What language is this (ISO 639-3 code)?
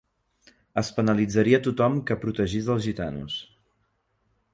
cat